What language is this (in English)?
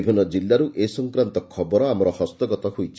Odia